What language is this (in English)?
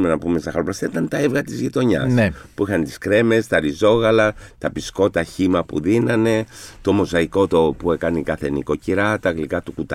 Greek